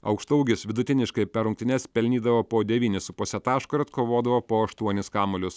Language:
Lithuanian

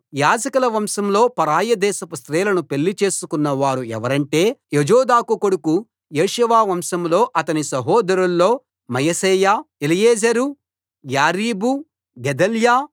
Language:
Telugu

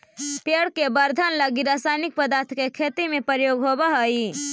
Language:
Magahi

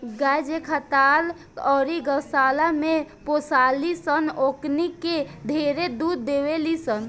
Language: Bhojpuri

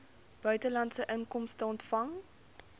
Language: Afrikaans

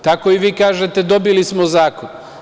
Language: Serbian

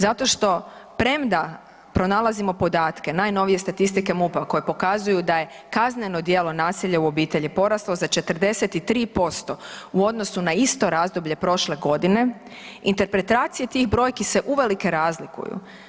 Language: Croatian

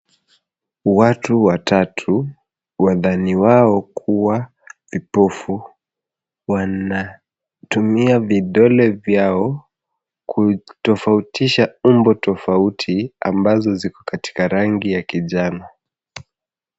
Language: Swahili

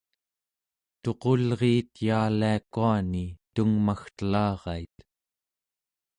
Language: Central Yupik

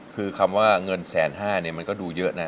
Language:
Thai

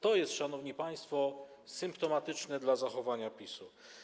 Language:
Polish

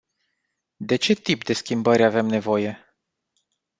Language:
Romanian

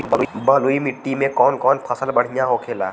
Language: Bhojpuri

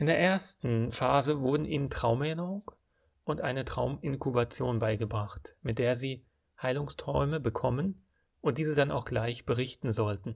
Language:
German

